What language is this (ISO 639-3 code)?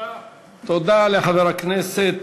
heb